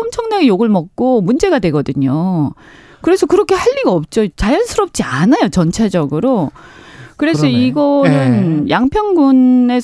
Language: Korean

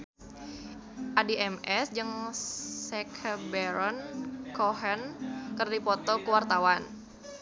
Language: Sundanese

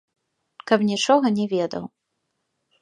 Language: Belarusian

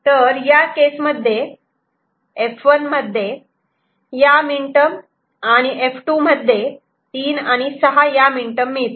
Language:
Marathi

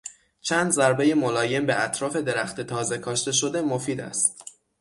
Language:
Persian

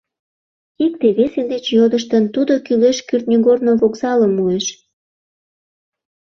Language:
Mari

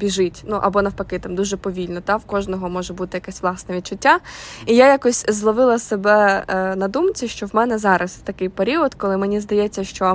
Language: Ukrainian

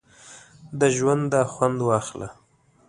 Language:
Pashto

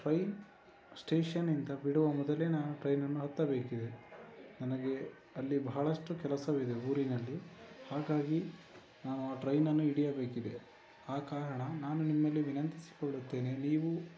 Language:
Kannada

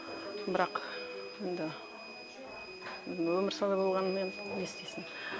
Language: Kazakh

